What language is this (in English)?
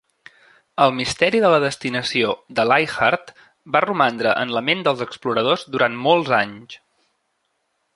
Catalan